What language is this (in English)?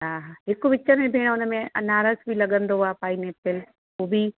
Sindhi